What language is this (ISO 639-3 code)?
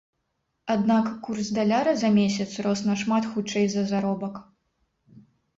bel